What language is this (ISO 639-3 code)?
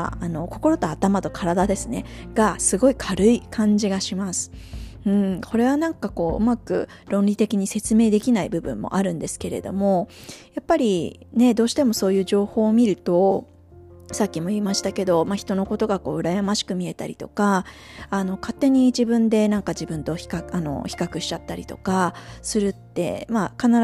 jpn